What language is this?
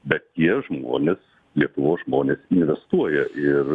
Lithuanian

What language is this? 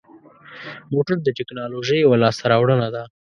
Pashto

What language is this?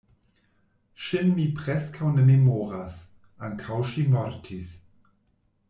Esperanto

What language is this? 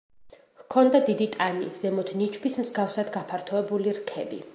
Georgian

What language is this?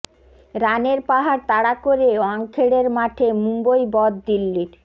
Bangla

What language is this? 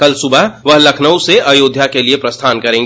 Hindi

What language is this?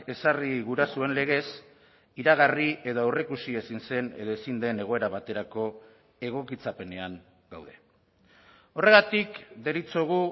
Basque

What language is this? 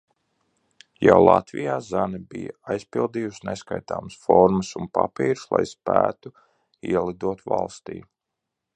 Latvian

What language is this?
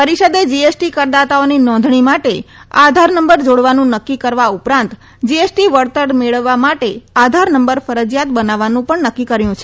Gujarati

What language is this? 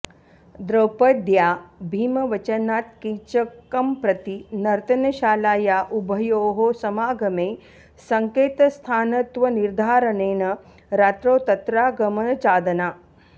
Sanskrit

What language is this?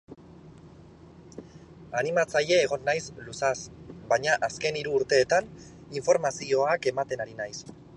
Basque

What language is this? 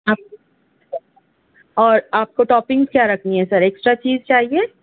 Urdu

